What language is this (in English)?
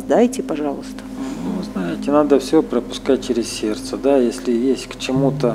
Russian